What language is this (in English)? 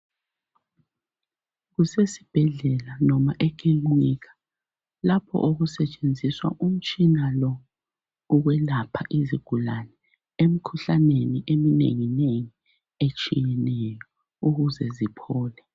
North Ndebele